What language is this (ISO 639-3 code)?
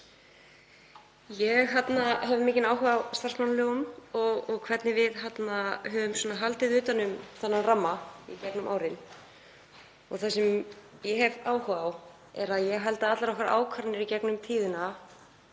isl